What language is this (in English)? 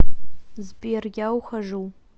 Russian